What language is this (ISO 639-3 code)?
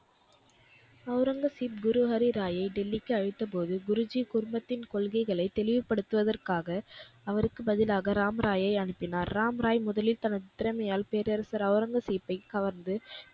tam